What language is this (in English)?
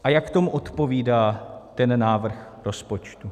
Czech